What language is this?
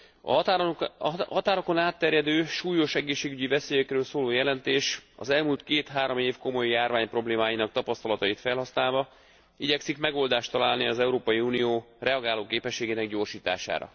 Hungarian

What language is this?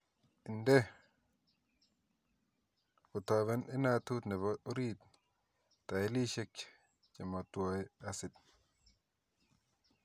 Kalenjin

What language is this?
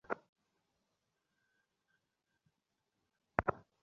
Bangla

